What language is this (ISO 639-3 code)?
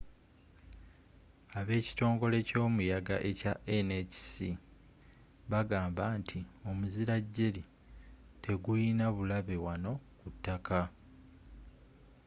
lug